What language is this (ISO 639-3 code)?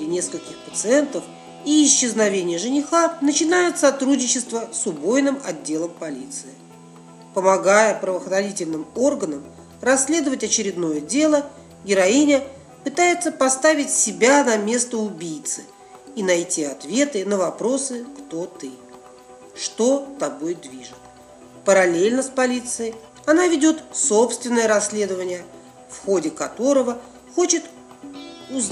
rus